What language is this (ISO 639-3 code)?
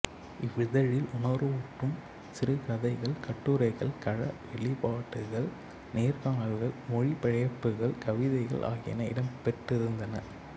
tam